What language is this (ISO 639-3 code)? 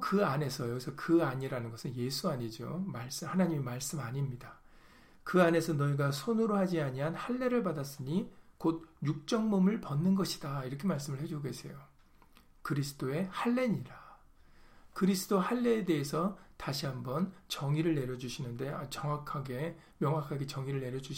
kor